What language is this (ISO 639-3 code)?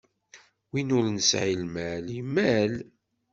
kab